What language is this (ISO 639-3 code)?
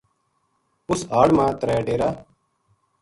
gju